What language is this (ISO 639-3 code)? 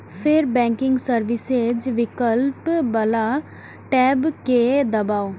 mai